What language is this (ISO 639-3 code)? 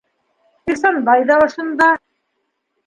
bak